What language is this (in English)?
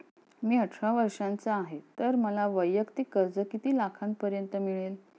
Marathi